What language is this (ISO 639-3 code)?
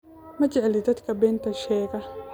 som